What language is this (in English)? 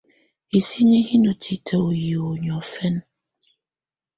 Tunen